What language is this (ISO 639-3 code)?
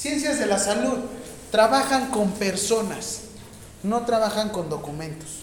spa